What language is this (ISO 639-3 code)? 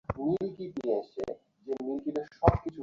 ben